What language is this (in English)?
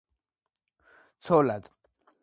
Georgian